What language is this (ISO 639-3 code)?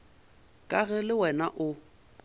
nso